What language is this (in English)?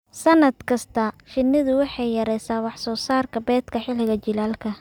Somali